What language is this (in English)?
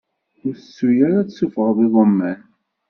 Kabyle